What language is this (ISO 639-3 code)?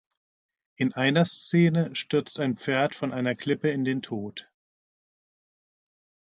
deu